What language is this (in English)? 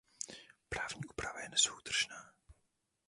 Czech